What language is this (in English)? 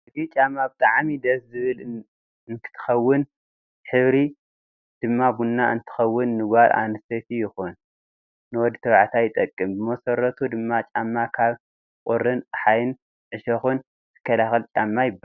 Tigrinya